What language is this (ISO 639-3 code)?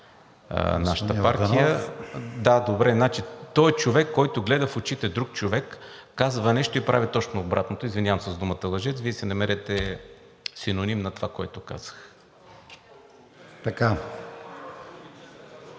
bul